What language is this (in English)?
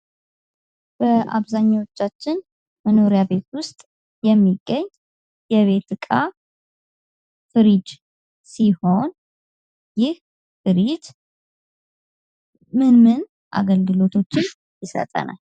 Amharic